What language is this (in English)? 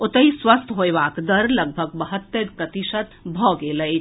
Maithili